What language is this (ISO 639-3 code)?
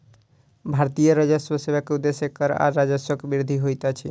mai